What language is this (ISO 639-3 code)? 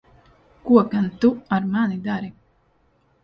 lav